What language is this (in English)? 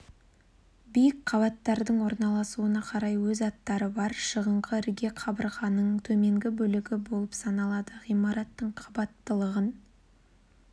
Kazakh